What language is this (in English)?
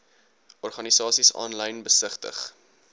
Afrikaans